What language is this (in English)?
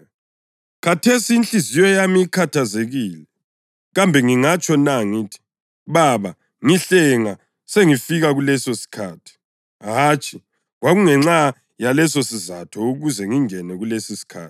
North Ndebele